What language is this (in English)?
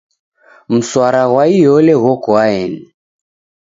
Taita